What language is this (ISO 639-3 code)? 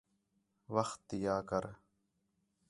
xhe